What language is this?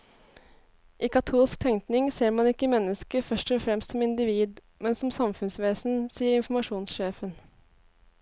Norwegian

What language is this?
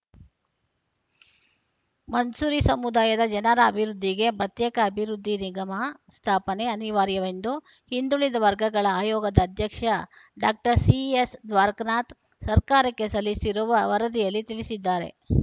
Kannada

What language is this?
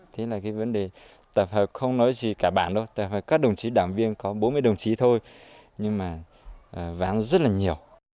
Vietnamese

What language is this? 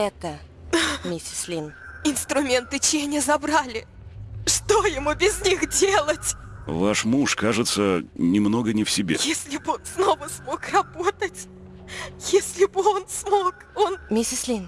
Russian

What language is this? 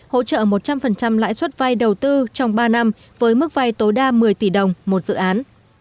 Vietnamese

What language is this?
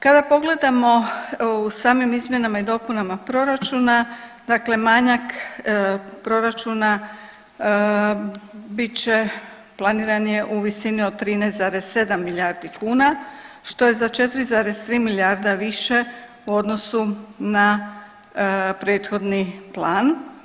Croatian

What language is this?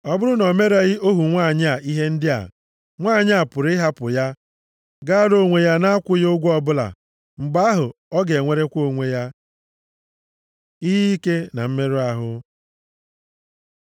Igbo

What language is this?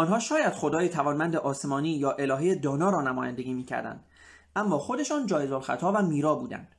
Persian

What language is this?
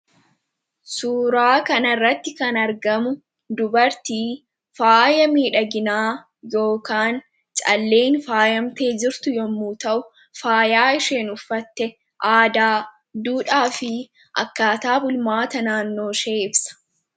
Oromo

